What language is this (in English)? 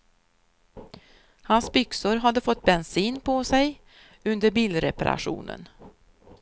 Swedish